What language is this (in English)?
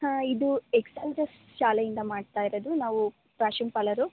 Kannada